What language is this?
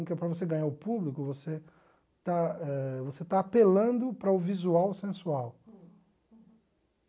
Portuguese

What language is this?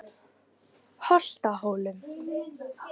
Icelandic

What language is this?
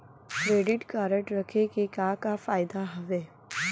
Chhattisgarhi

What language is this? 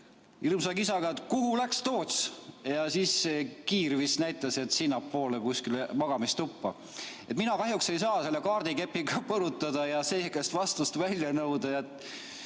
Estonian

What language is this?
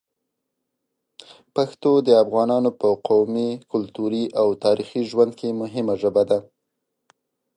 Pashto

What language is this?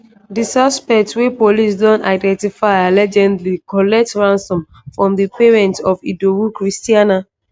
Nigerian Pidgin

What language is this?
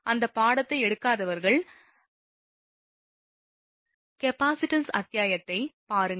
Tamil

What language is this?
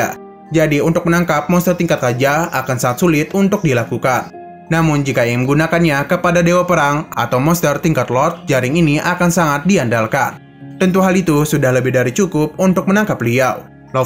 Indonesian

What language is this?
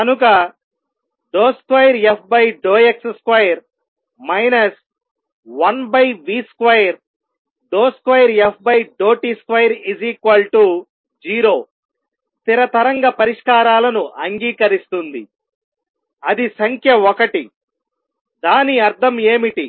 Telugu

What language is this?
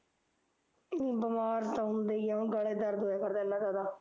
Punjabi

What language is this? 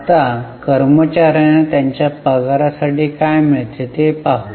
Marathi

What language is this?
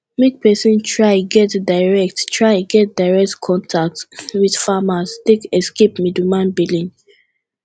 Nigerian Pidgin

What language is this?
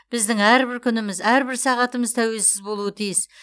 Kazakh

